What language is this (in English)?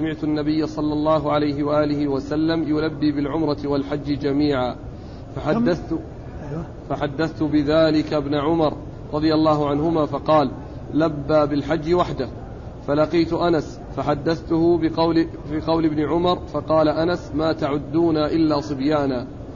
Arabic